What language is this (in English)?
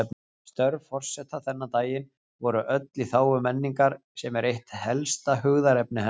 Icelandic